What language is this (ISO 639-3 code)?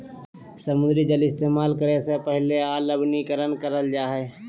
mag